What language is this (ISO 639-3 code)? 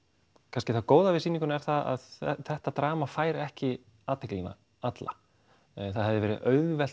isl